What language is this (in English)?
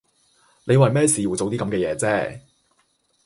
Cantonese